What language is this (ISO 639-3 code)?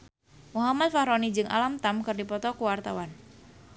sun